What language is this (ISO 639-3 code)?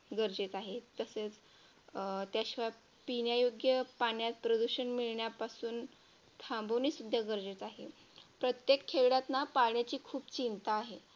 mar